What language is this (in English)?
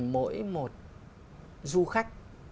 Vietnamese